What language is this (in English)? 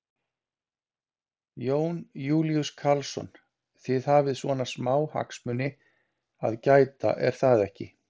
Icelandic